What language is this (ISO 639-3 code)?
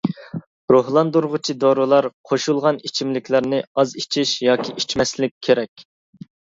uig